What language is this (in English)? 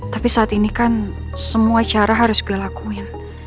Indonesian